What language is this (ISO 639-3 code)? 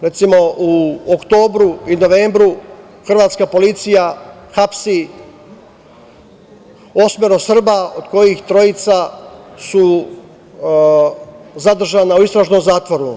srp